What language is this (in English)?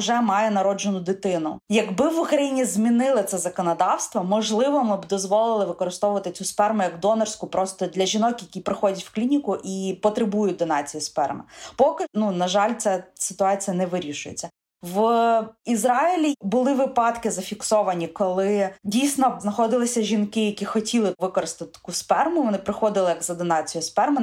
Ukrainian